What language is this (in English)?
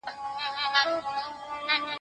Pashto